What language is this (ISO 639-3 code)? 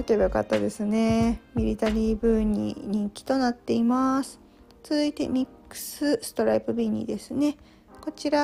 jpn